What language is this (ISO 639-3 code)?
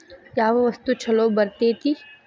kan